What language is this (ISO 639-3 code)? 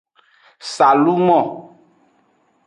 ajg